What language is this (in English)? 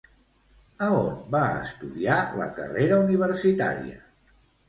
Catalan